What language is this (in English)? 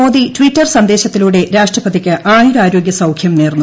Malayalam